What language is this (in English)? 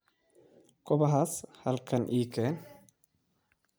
Somali